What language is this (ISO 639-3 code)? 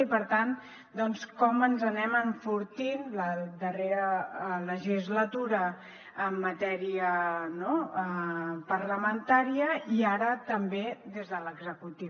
cat